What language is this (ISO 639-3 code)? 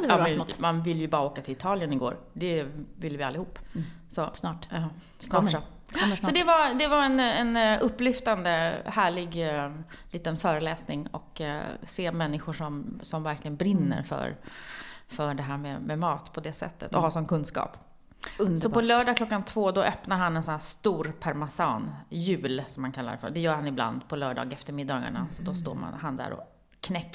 swe